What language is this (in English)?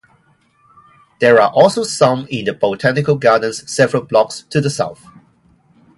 English